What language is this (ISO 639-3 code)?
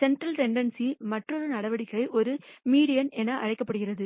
tam